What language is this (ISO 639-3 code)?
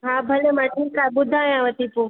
snd